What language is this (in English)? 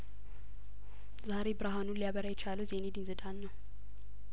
Amharic